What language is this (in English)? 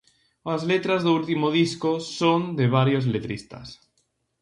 Galician